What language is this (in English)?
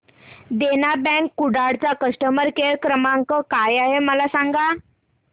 Marathi